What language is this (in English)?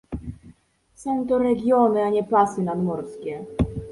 Polish